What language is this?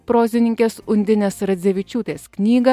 Lithuanian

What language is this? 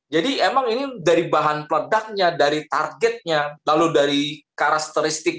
Indonesian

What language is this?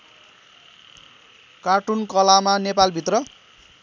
Nepali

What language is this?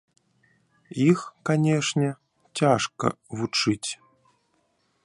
Belarusian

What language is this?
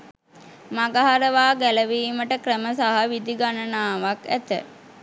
Sinhala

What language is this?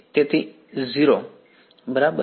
Gujarati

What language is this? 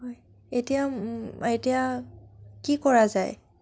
Assamese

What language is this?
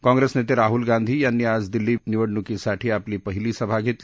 Marathi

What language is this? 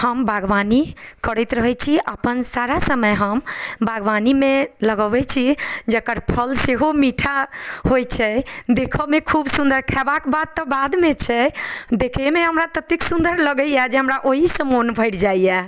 Maithili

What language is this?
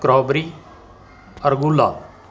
Punjabi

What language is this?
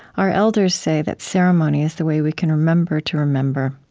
English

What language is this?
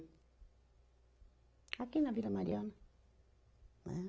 Portuguese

